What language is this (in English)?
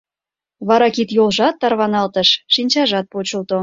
Mari